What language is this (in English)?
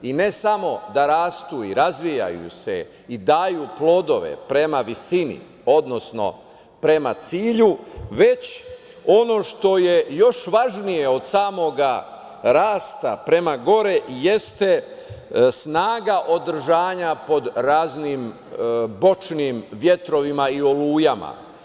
Serbian